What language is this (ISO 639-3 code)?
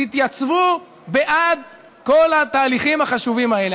heb